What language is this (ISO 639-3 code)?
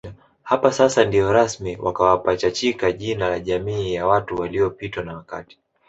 swa